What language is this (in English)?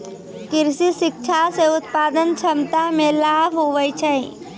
Maithili